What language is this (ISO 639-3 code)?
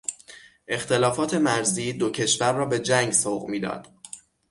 fas